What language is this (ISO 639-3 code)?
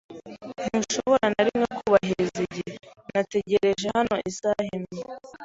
kin